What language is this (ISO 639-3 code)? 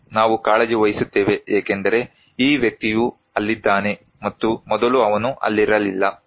kan